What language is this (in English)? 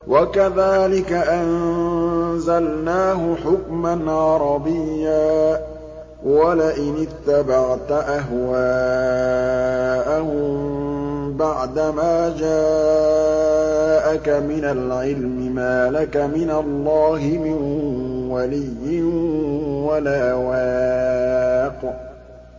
Arabic